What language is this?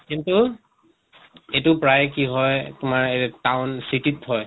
Assamese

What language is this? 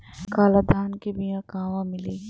Bhojpuri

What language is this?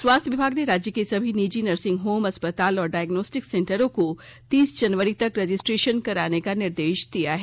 Hindi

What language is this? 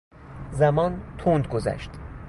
Persian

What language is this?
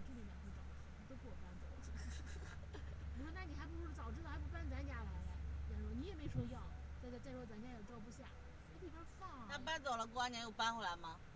Chinese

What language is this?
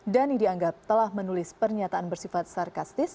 Indonesian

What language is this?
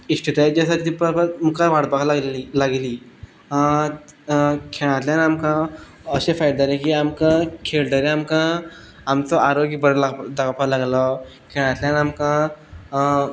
Konkani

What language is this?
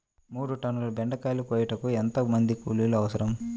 Telugu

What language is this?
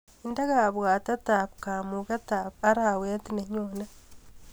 Kalenjin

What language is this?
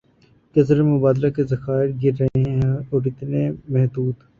Urdu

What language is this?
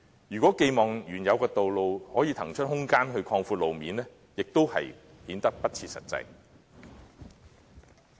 Cantonese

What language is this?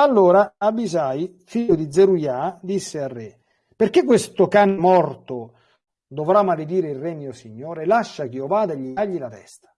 Italian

